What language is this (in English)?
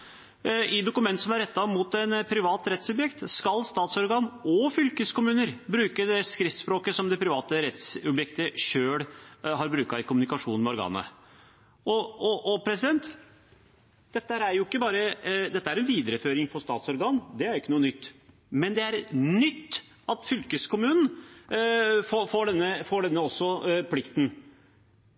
Norwegian Nynorsk